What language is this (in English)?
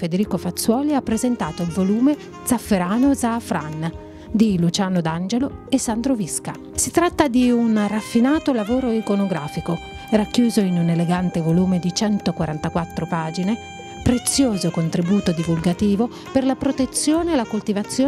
Italian